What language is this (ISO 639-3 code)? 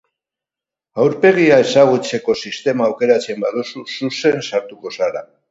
eus